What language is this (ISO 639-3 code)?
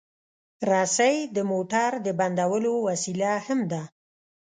pus